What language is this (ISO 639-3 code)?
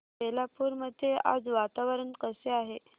mar